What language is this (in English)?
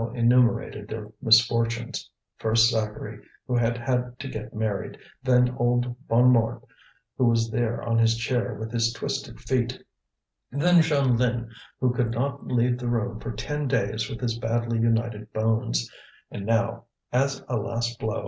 English